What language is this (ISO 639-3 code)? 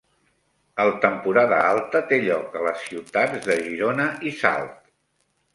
cat